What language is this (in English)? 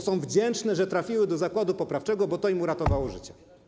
Polish